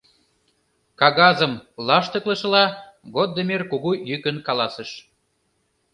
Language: Mari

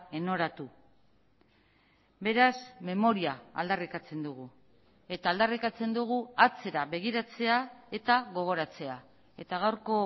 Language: Basque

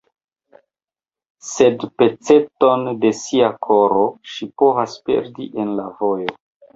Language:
Esperanto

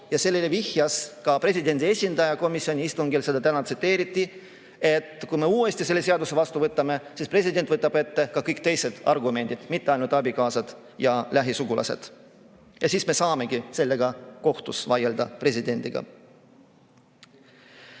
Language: Estonian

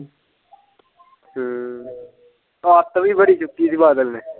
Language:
Punjabi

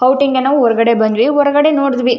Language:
Kannada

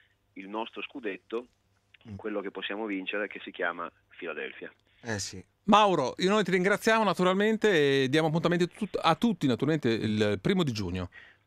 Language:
Italian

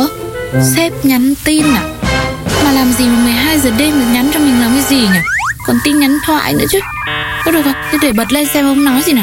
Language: Vietnamese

